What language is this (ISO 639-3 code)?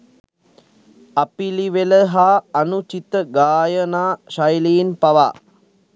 sin